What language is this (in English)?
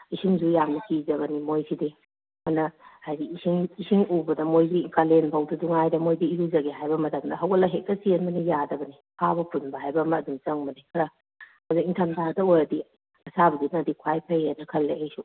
Manipuri